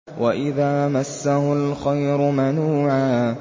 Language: Arabic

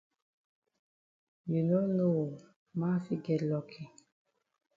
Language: Cameroon Pidgin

